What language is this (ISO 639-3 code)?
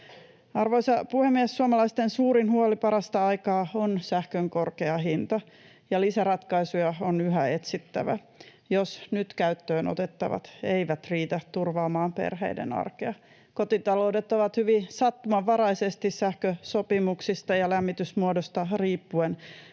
fin